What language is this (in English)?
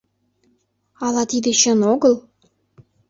Mari